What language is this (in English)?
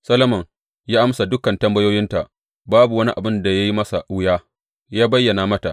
Hausa